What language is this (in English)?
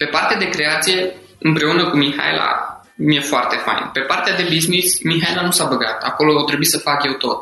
Romanian